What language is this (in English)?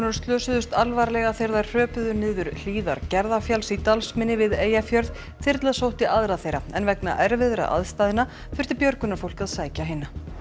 Icelandic